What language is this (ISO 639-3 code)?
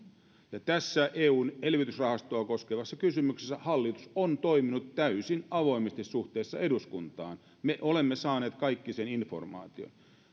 fin